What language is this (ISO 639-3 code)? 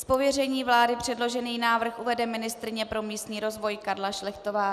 ces